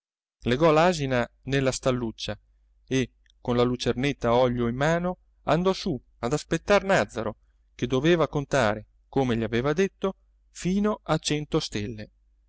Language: Italian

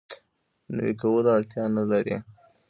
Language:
Pashto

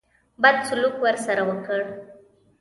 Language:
Pashto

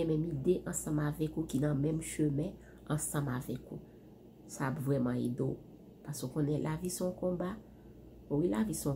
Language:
French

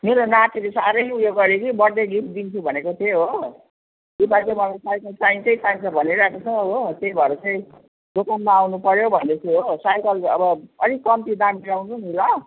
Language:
Nepali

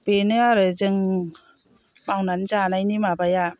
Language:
Bodo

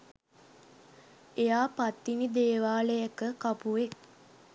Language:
Sinhala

